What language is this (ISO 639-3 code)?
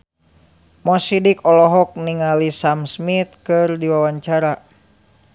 sun